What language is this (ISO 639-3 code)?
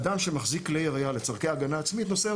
heb